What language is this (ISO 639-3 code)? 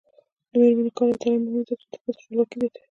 pus